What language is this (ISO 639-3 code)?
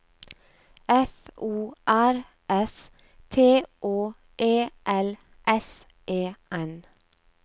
nor